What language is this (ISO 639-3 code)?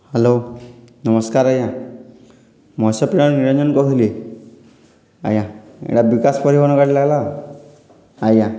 ori